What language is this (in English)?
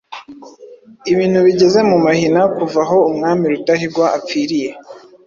Kinyarwanda